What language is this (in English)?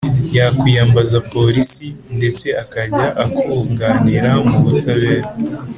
Kinyarwanda